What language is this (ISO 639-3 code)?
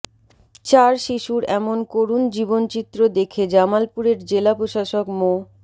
ben